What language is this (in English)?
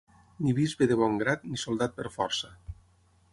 Catalan